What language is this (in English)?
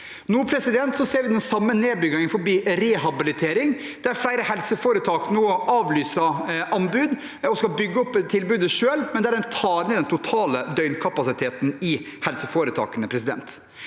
Norwegian